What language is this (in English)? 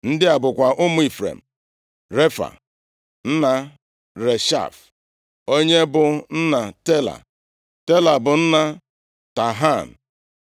Igbo